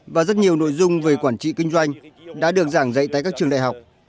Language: Vietnamese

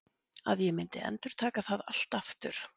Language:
Icelandic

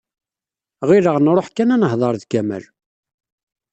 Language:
Kabyle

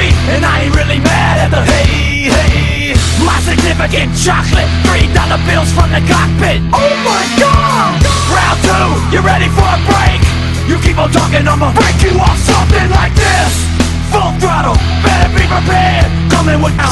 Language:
English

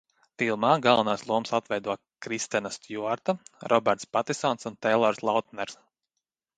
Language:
Latvian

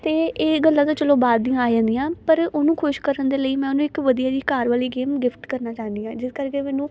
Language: Punjabi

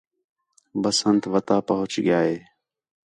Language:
Khetrani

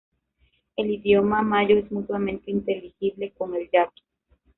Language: Spanish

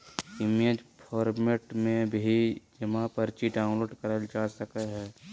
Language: Magahi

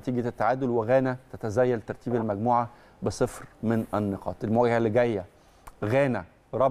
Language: Arabic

